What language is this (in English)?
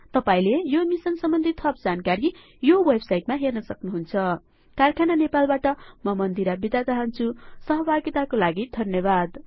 Nepali